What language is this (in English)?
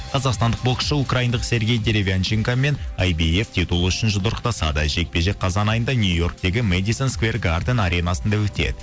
Kazakh